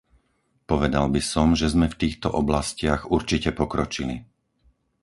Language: Slovak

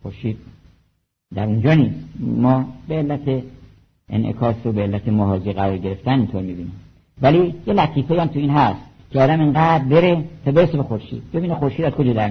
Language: Persian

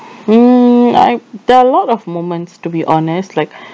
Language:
English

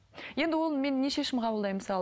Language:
Kazakh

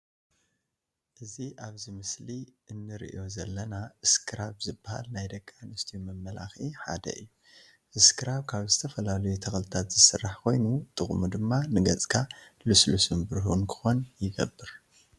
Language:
Tigrinya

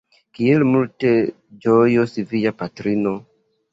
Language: Esperanto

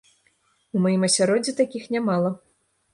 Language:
Belarusian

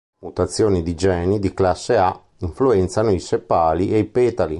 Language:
Italian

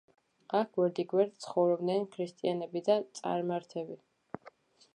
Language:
Georgian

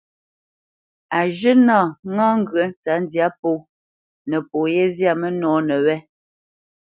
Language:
Bamenyam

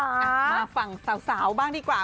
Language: Thai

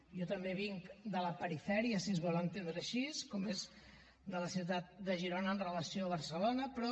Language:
Catalan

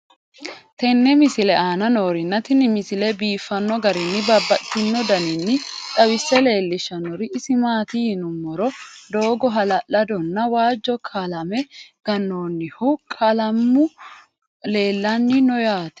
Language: Sidamo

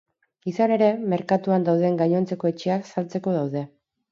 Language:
Basque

